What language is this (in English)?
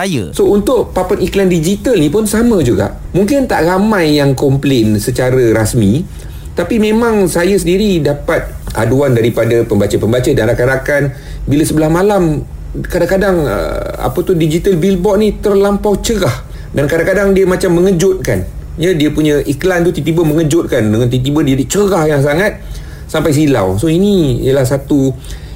Malay